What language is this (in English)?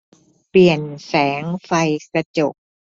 Thai